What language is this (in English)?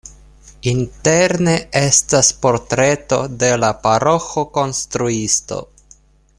Esperanto